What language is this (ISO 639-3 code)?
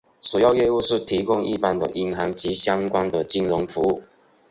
zho